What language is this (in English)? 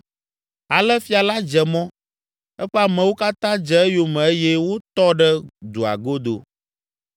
Ewe